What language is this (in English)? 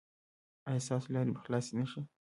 Pashto